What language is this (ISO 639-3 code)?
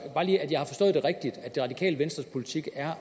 dan